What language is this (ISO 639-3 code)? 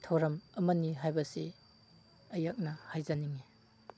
mni